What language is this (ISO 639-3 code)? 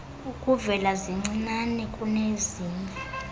xho